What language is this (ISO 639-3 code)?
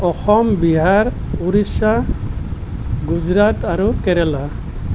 asm